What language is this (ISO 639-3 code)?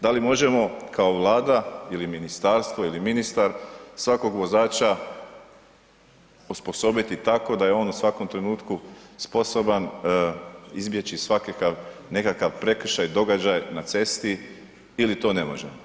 hrv